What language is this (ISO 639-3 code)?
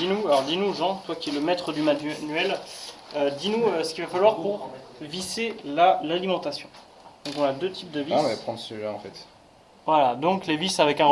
fra